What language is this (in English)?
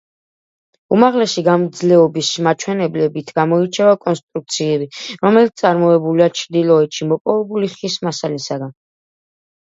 Georgian